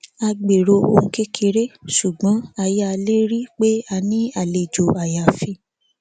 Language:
Yoruba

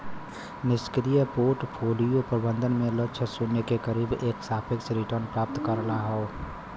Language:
Bhojpuri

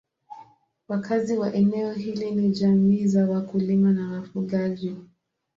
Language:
Swahili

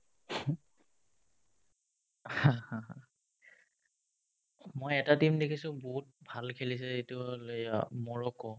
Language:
Assamese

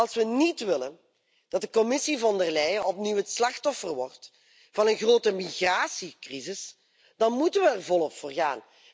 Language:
Dutch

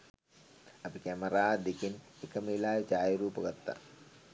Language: Sinhala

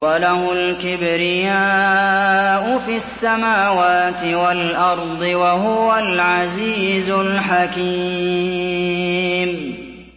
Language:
Arabic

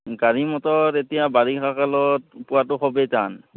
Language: Assamese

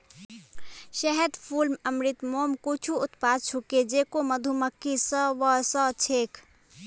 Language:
Magahi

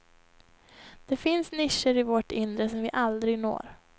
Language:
Swedish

